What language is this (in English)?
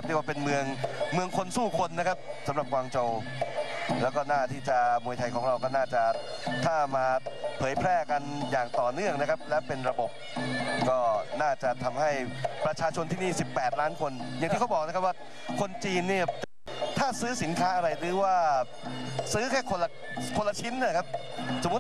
Thai